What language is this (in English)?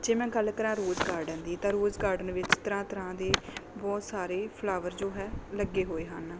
Punjabi